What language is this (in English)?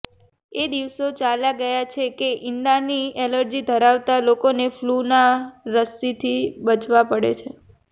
Gujarati